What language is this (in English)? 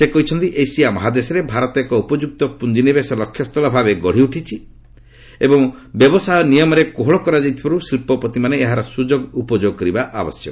Odia